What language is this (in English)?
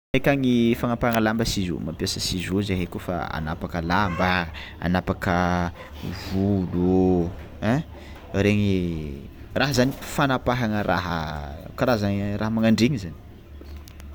Tsimihety Malagasy